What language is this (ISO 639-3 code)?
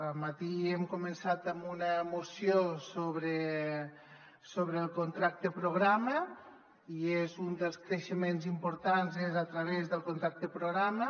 cat